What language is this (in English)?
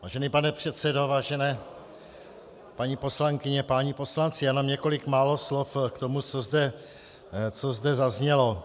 Czech